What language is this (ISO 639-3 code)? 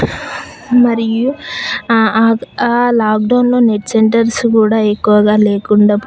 tel